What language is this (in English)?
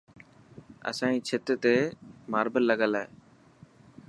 Dhatki